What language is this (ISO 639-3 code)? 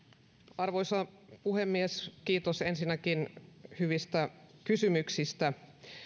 fin